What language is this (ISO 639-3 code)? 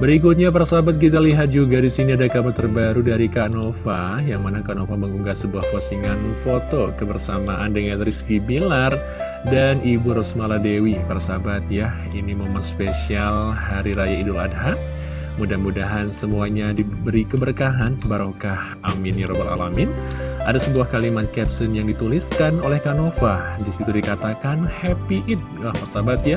ind